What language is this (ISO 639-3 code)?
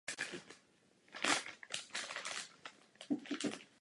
ces